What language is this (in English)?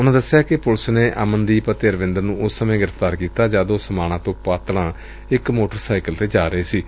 Punjabi